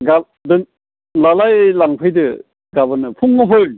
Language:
Bodo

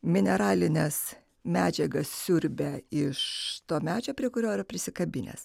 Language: Lithuanian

